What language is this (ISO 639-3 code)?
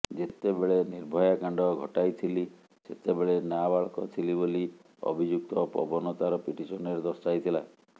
ori